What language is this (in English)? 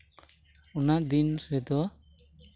Santali